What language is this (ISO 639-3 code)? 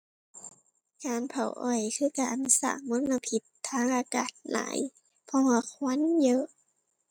tha